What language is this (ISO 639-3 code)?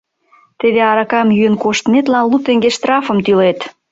chm